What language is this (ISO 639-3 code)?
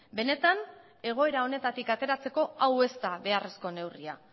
eus